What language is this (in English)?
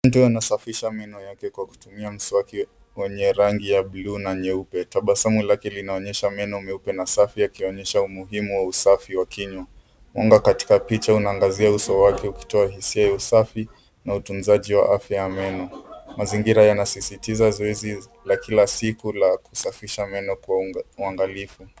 Swahili